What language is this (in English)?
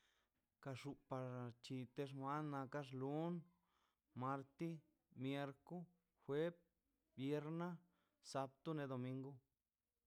Mazaltepec Zapotec